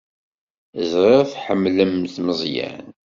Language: Kabyle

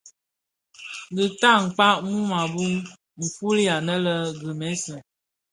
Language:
Bafia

